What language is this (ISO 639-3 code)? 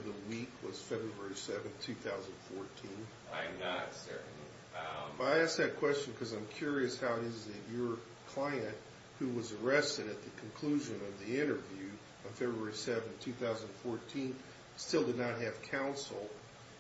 eng